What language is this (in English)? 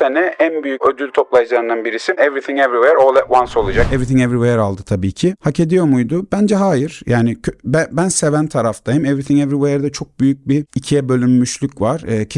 Turkish